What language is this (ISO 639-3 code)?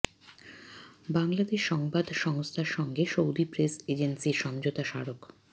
ben